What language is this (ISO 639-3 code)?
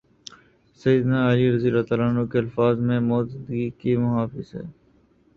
urd